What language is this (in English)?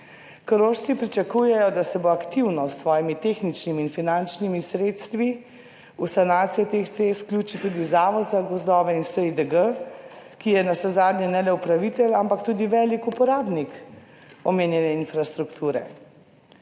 Slovenian